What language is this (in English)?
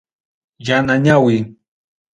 Ayacucho Quechua